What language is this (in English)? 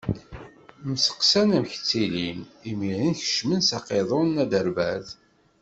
Kabyle